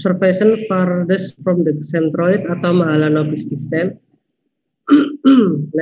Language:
Indonesian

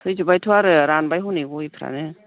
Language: Bodo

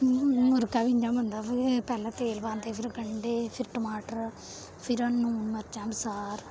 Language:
Dogri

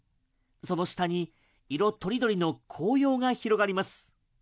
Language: Japanese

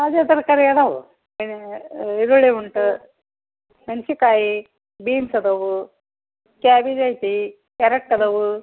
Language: Kannada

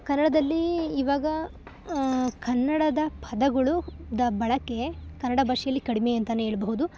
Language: Kannada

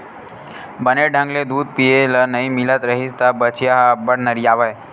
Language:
Chhattisgarhi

